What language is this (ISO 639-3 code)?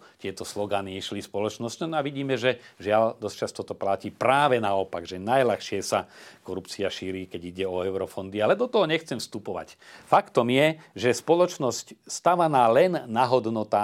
slk